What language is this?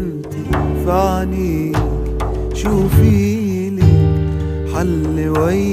Arabic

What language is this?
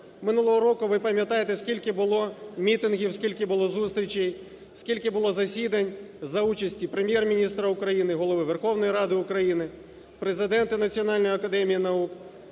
Ukrainian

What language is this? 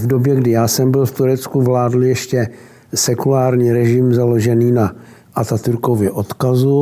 Czech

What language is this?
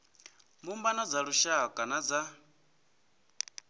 Venda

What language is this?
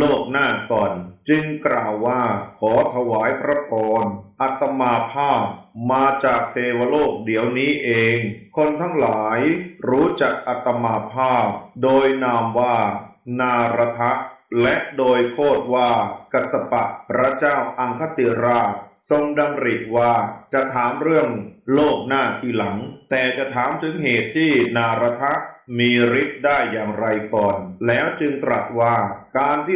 Thai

